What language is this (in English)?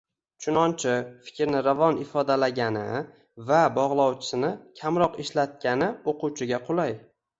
Uzbek